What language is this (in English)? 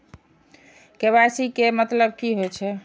Maithili